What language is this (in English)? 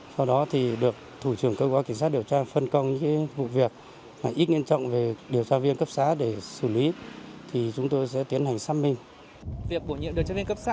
Vietnamese